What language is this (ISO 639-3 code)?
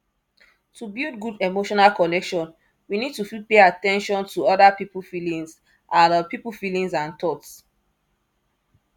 pcm